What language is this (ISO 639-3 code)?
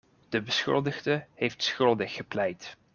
nld